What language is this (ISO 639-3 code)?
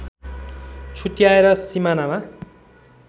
nep